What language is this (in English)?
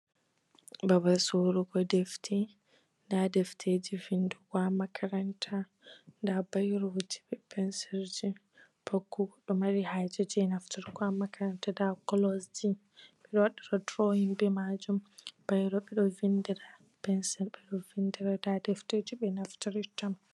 Fula